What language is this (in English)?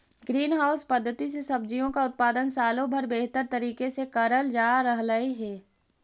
Magahi